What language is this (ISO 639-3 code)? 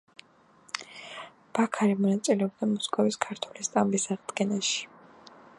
kat